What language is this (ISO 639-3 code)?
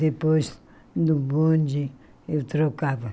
por